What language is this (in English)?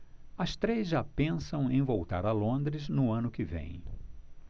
Portuguese